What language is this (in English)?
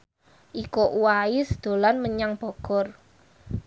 Javanese